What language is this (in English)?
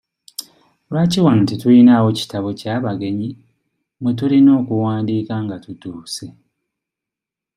Ganda